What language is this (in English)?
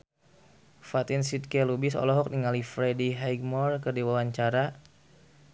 Sundanese